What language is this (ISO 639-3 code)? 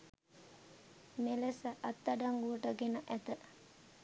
sin